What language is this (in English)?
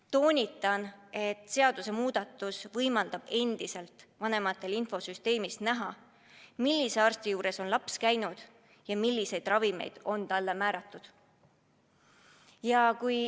Estonian